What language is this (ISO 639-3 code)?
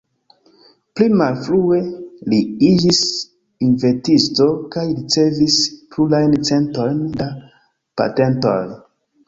epo